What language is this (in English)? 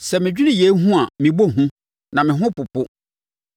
Akan